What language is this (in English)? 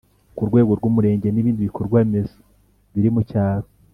Kinyarwanda